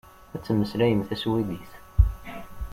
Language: Kabyle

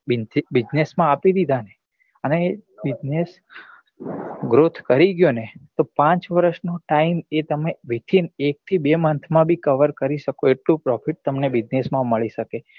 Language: Gujarati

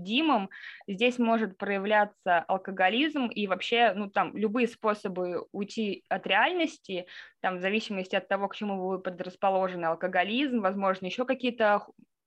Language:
Russian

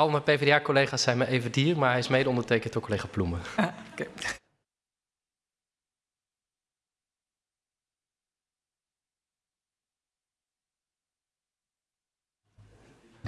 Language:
Dutch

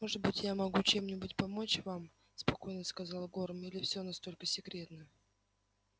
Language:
Russian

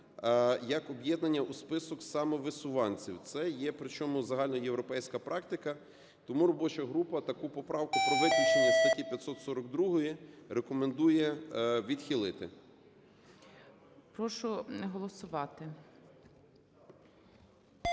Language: Ukrainian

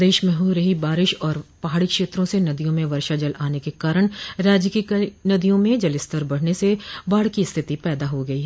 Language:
Hindi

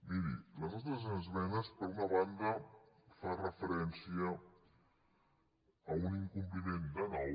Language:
Catalan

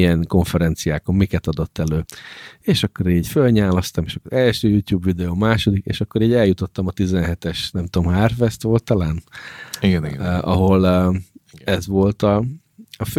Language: Hungarian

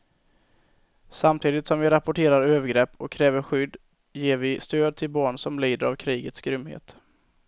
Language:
Swedish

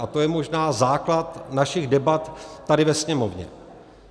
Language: Czech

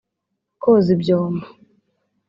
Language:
Kinyarwanda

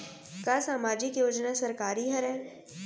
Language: Chhattisgarhi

